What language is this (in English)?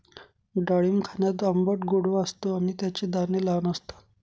Marathi